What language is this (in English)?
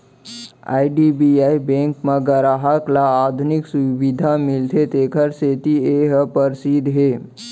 Chhattisgarhi